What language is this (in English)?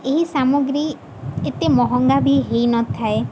Odia